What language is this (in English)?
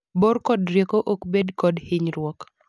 Luo (Kenya and Tanzania)